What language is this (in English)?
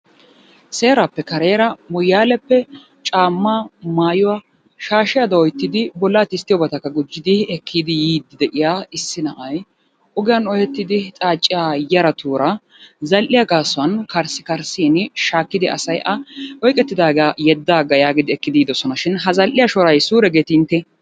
Wolaytta